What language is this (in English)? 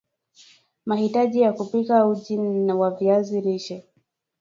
Swahili